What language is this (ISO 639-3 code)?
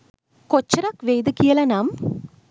sin